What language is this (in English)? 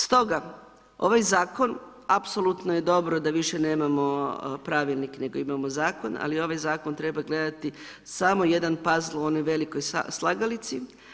Croatian